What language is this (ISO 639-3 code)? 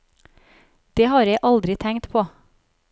nor